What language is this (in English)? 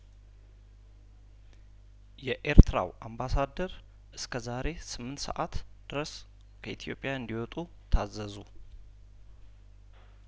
Amharic